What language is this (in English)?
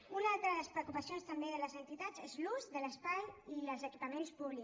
Catalan